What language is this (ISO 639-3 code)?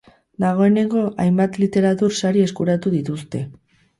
eus